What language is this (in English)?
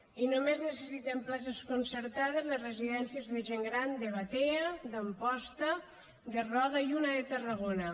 Catalan